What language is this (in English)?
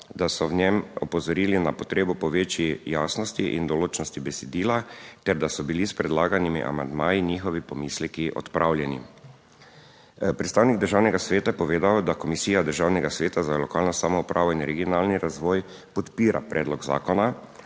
Slovenian